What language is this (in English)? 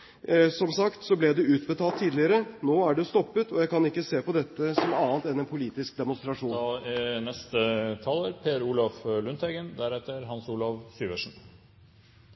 Norwegian Bokmål